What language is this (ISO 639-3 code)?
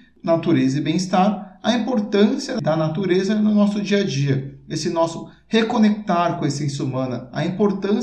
por